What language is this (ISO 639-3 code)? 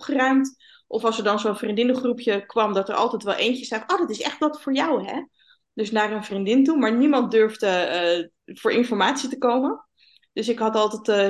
nld